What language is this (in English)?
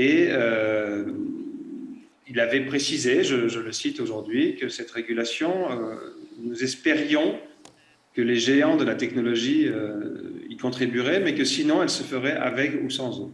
French